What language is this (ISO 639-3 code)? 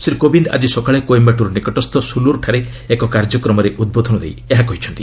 ori